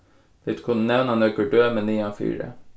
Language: Faroese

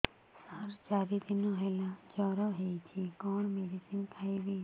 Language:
Odia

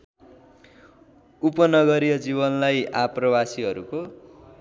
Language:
Nepali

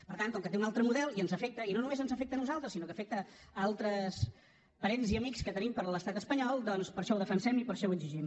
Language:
Catalan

